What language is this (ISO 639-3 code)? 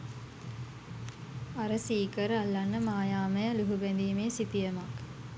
sin